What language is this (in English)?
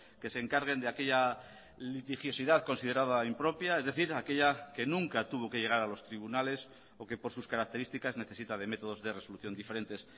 Spanish